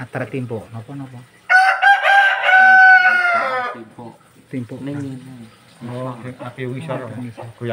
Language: Indonesian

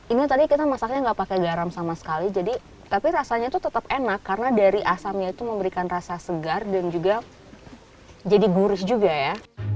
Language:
Indonesian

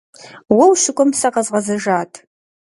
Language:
Kabardian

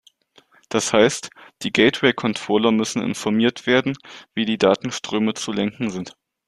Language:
German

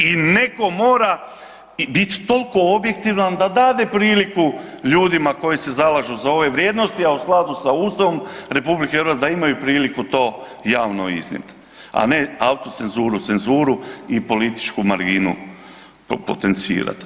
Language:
Croatian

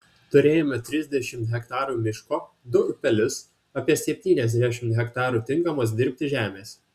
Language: Lithuanian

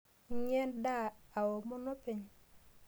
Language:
Masai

